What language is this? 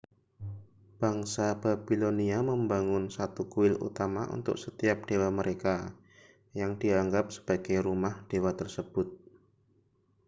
Indonesian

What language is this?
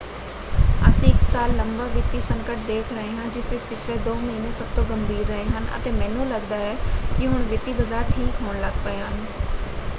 Punjabi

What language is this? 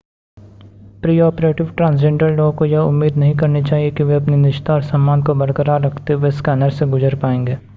Hindi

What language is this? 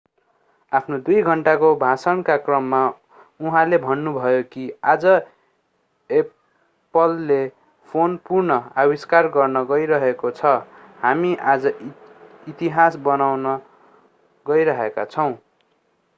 Nepali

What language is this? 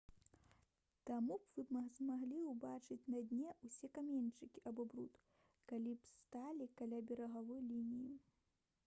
Belarusian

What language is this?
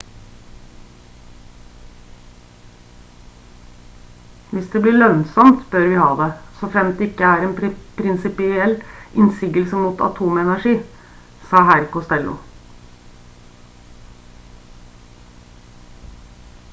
Norwegian Bokmål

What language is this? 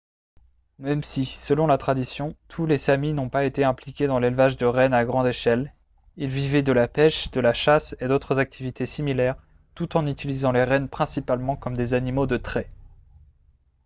French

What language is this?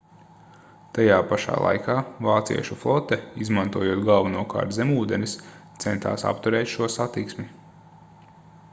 Latvian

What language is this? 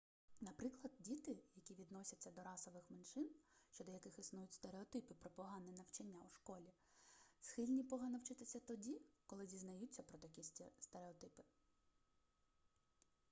Ukrainian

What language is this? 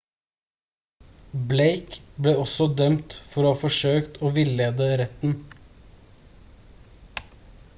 Norwegian Bokmål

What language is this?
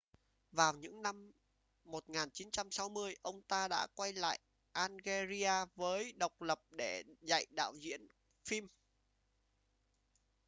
Vietnamese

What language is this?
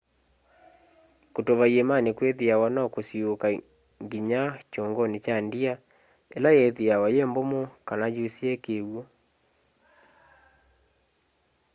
Kamba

